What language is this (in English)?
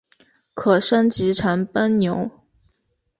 Chinese